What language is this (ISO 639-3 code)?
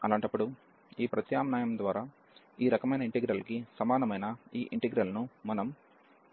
tel